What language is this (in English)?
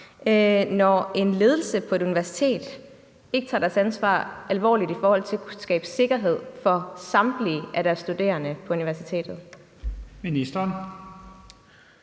Danish